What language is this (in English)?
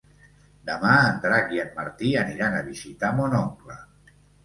Catalan